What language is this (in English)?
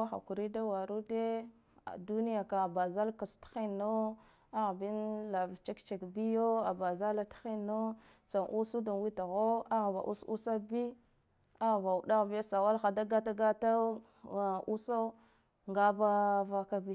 Guduf-Gava